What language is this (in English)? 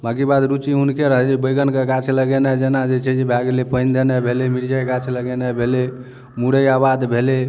Maithili